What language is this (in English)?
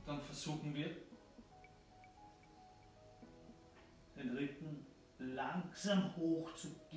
German